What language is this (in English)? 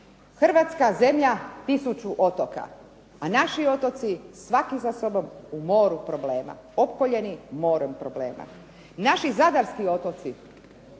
Croatian